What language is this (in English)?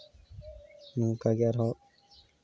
Santali